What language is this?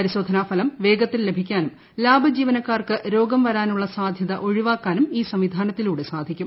Malayalam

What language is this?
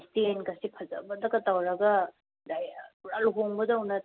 Manipuri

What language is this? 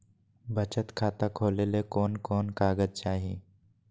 Magahi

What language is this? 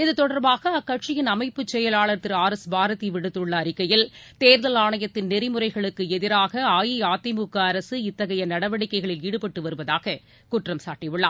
Tamil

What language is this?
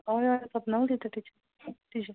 Konkani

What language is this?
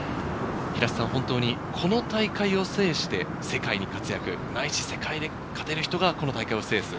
Japanese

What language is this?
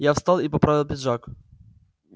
Russian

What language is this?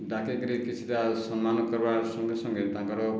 Odia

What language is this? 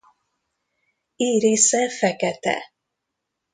Hungarian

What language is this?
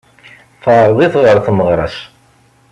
Kabyle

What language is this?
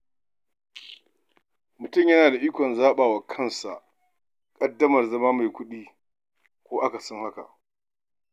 Hausa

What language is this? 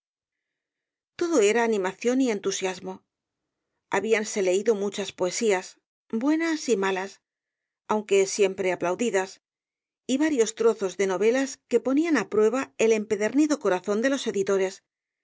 Spanish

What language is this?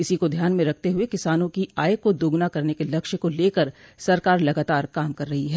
Hindi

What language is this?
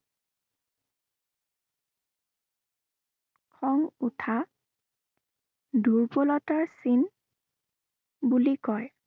Assamese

